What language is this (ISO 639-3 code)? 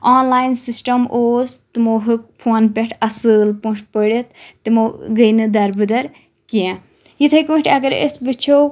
kas